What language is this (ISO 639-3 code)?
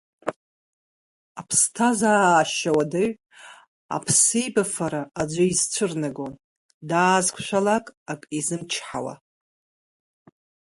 abk